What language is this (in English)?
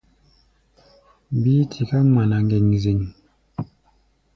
Gbaya